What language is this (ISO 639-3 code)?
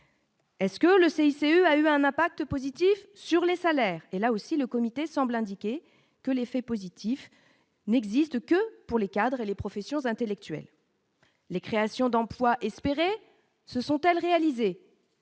fra